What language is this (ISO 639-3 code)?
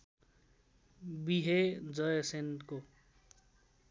nep